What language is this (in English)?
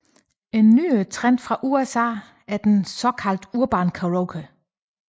Danish